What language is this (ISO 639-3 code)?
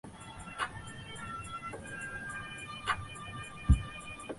zho